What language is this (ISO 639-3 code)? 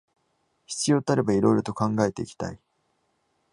jpn